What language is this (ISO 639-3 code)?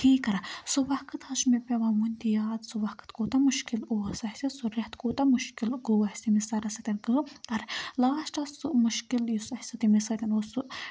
kas